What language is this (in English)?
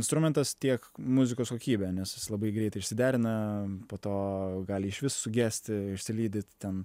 Lithuanian